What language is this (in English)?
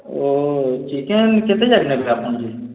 Odia